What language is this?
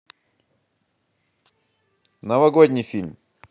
Russian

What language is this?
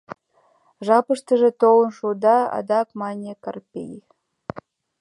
Mari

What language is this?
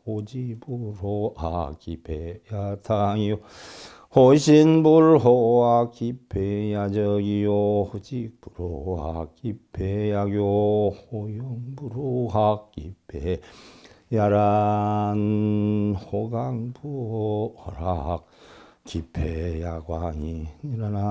Korean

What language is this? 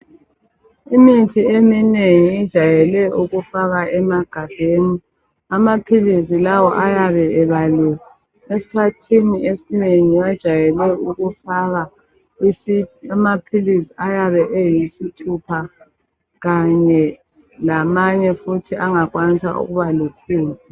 North Ndebele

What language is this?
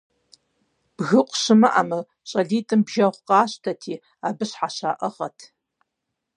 Kabardian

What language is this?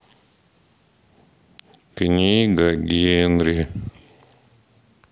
Russian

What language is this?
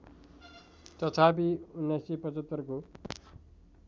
Nepali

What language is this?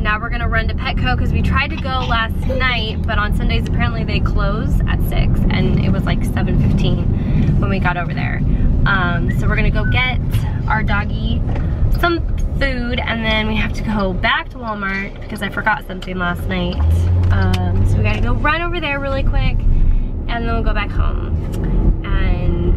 English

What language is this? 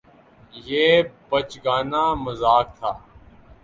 Urdu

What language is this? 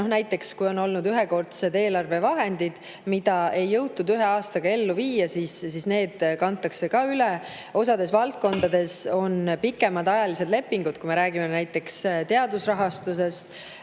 Estonian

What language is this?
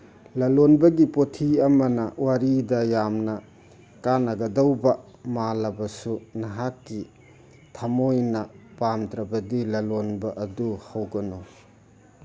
Manipuri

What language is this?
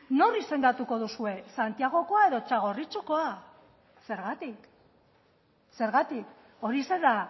Basque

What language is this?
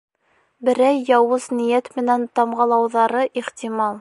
Bashkir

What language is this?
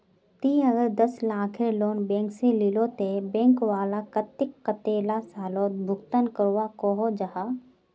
Magahi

